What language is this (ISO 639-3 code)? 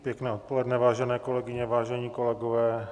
ces